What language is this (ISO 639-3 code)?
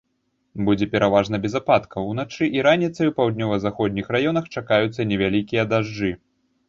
bel